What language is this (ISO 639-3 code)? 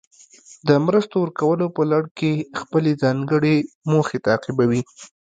pus